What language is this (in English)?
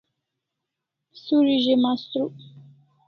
Kalasha